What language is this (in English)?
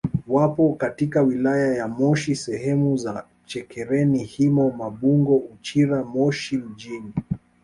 Swahili